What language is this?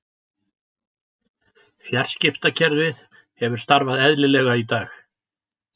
Icelandic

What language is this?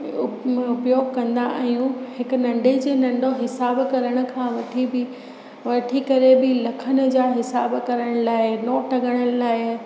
Sindhi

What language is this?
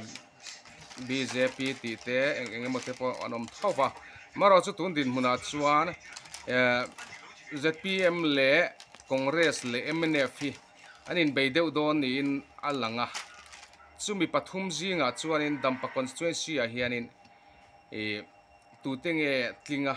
Thai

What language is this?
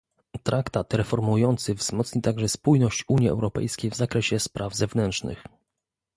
Polish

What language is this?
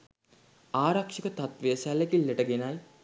Sinhala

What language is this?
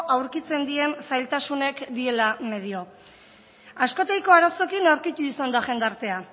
Basque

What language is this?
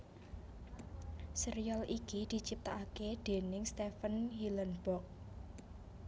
Javanese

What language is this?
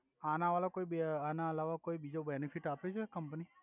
Gujarati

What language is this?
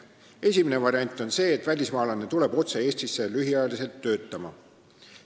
Estonian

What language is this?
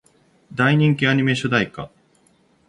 Japanese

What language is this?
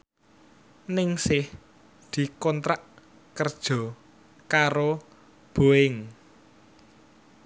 Javanese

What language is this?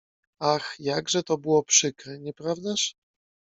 Polish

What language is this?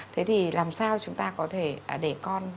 Vietnamese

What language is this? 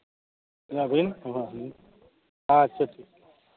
Santali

